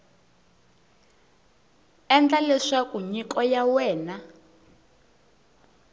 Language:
Tsonga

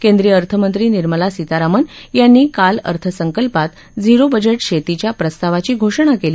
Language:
Marathi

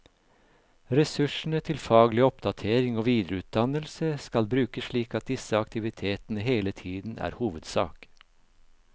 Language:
Norwegian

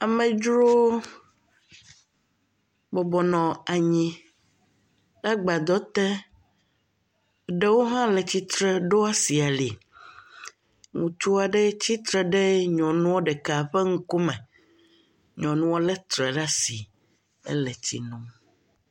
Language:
Ewe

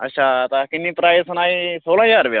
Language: Dogri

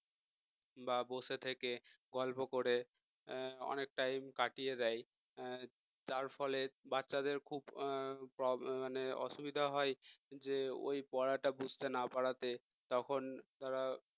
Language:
Bangla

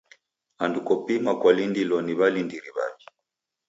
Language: Taita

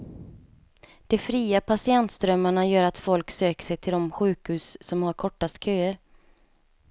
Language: Swedish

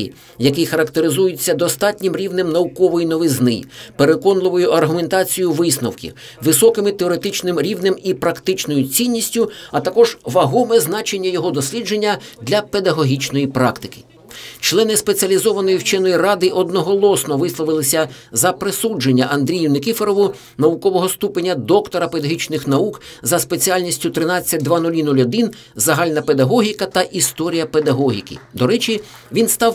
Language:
Ukrainian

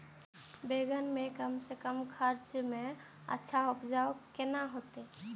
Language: Maithili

